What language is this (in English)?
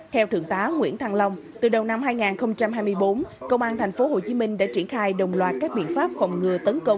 Vietnamese